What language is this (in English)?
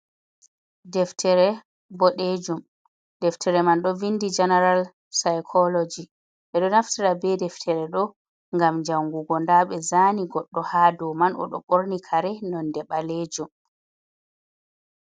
Fula